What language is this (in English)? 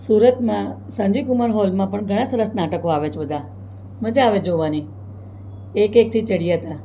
Gujarati